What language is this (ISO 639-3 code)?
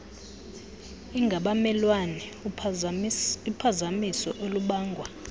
xho